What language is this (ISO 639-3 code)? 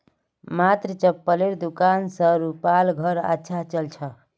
mag